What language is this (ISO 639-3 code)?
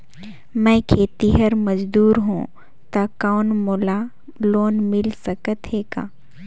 hne